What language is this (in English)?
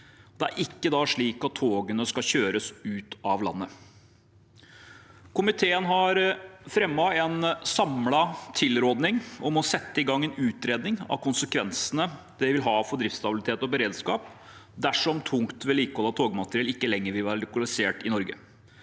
Norwegian